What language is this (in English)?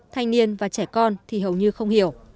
Vietnamese